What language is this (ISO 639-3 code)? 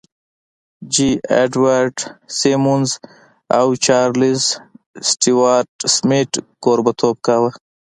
pus